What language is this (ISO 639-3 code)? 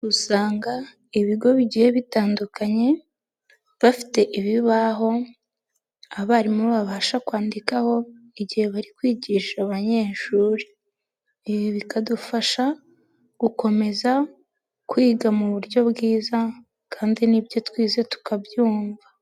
kin